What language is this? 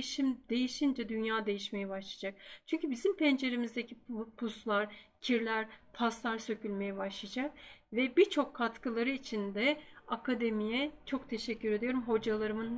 Turkish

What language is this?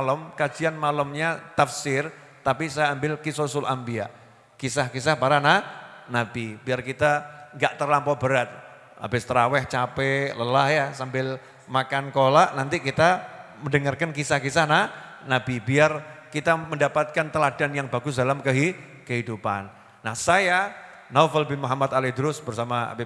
Indonesian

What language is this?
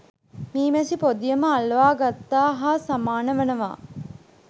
Sinhala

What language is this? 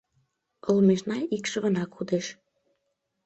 Mari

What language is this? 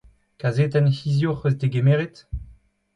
Breton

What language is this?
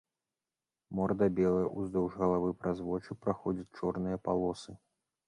Belarusian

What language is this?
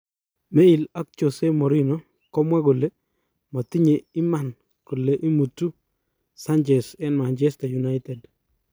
Kalenjin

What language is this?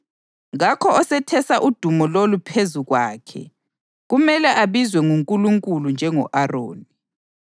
North Ndebele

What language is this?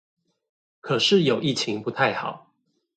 Chinese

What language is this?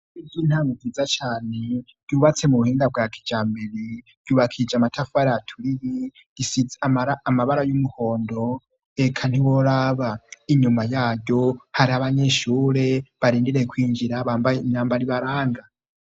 Rundi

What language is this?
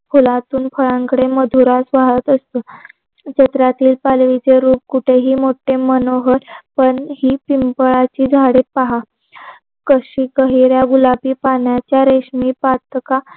Marathi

